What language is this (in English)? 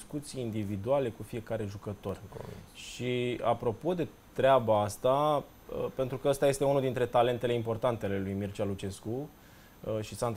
Romanian